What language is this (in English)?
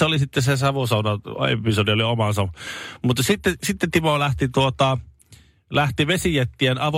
Finnish